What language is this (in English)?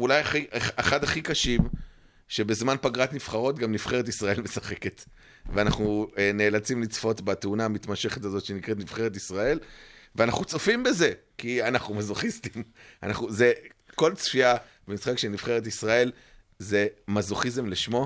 Hebrew